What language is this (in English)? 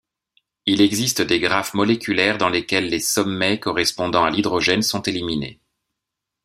French